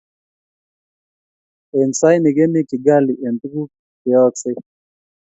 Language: Kalenjin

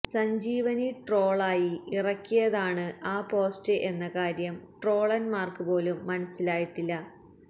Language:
Malayalam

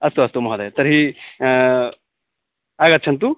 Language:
Sanskrit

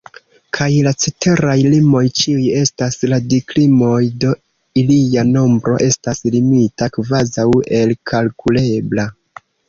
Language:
Esperanto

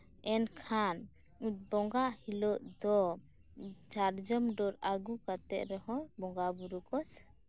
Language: Santali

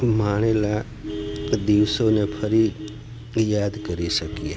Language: Gujarati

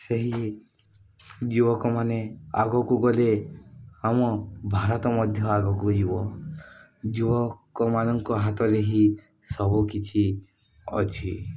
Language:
Odia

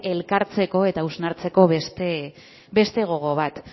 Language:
Basque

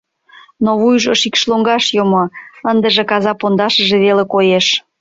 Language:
Mari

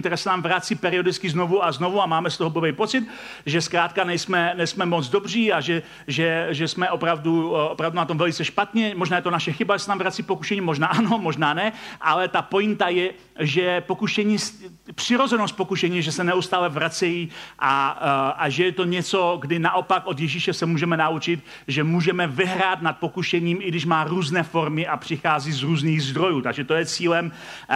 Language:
Czech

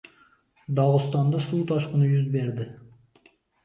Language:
Uzbek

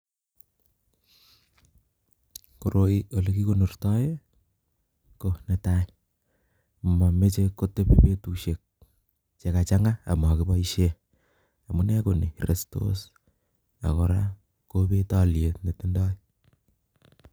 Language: Kalenjin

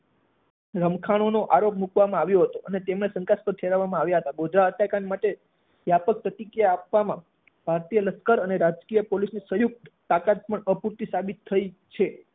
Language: Gujarati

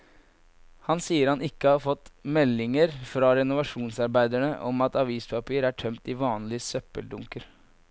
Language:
Norwegian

